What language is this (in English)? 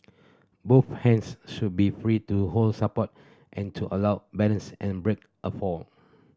English